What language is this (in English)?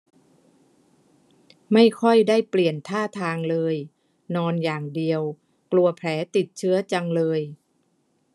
Thai